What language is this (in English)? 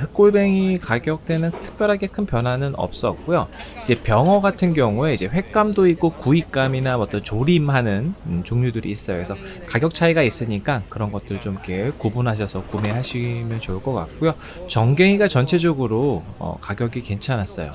Korean